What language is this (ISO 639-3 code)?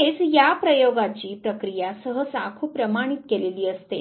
mar